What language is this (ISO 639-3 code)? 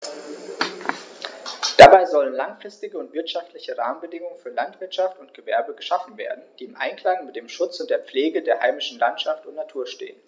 deu